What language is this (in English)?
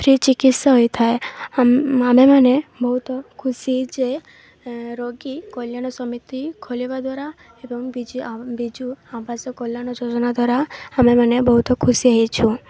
Odia